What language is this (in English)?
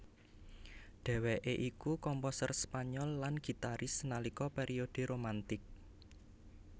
Javanese